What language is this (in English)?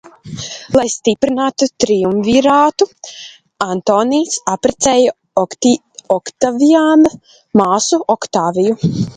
Latvian